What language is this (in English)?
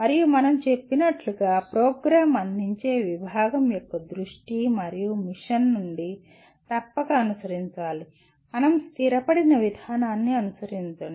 Telugu